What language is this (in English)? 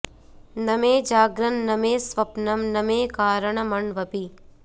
Sanskrit